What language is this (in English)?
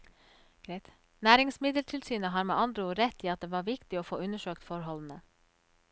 Norwegian